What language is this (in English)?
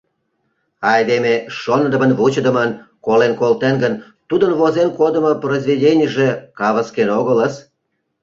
Mari